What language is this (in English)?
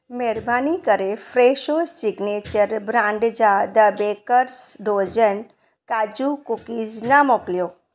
Sindhi